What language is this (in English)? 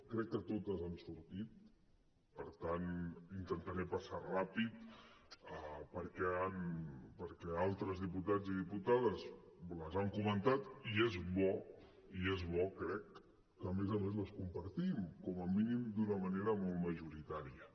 Catalan